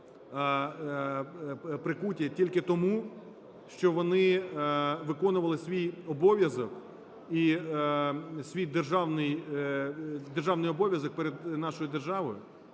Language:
Ukrainian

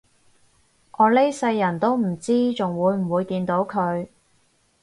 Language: Cantonese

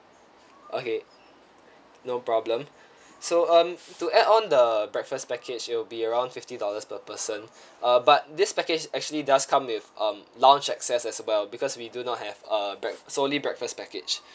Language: English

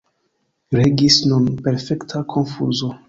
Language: Esperanto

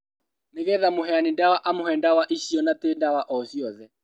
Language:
Kikuyu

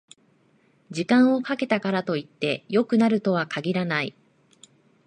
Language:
Japanese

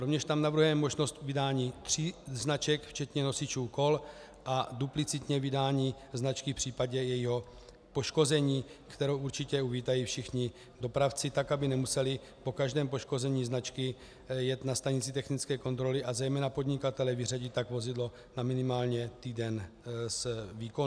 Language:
Czech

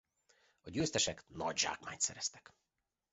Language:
Hungarian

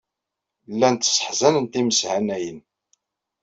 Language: Kabyle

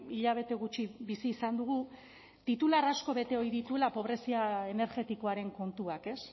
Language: Basque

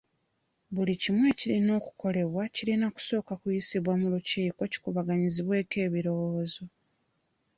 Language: Ganda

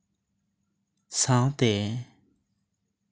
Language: Santali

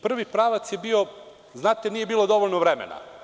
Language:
Serbian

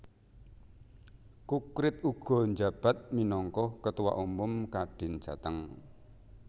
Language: Javanese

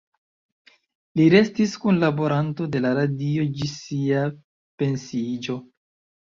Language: Esperanto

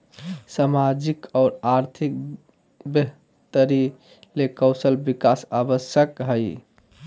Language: Magahi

